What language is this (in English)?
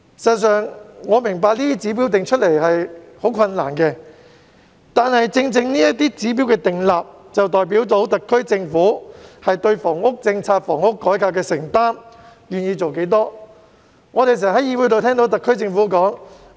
Cantonese